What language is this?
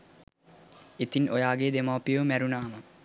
Sinhala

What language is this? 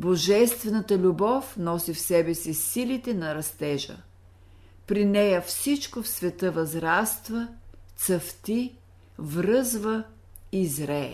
Bulgarian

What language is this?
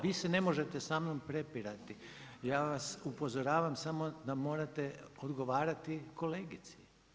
Croatian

